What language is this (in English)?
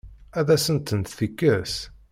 Kabyle